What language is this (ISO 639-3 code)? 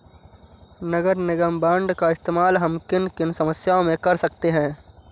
hin